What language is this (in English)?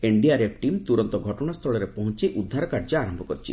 Odia